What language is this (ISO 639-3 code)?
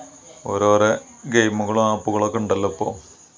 mal